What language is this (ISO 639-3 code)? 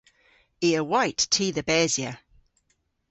cor